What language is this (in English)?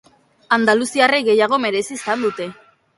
Basque